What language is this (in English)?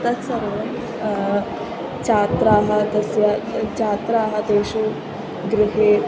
Sanskrit